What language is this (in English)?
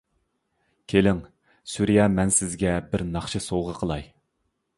Uyghur